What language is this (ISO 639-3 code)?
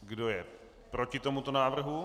ces